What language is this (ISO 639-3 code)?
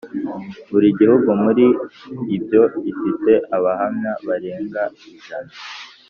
kin